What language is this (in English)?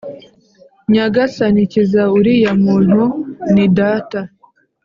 Kinyarwanda